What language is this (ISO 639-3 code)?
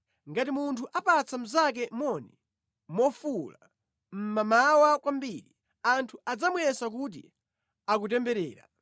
nya